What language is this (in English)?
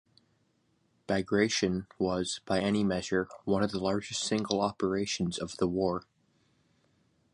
English